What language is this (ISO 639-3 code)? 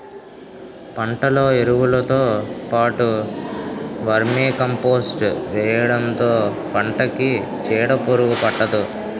tel